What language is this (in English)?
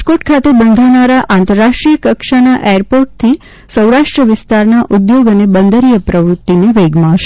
Gujarati